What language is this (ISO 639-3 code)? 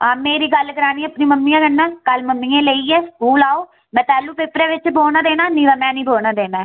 doi